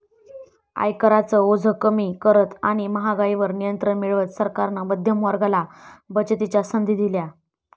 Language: Marathi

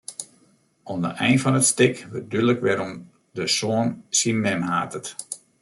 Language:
Western Frisian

